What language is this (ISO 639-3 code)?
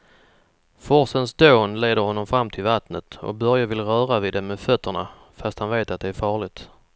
swe